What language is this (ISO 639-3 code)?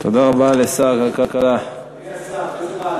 heb